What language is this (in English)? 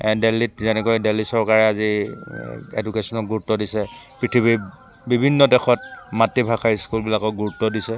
Assamese